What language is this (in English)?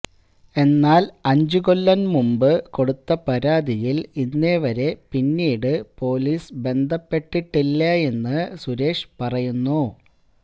Malayalam